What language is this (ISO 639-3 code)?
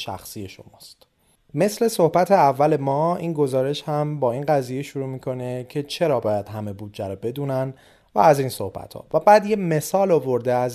fas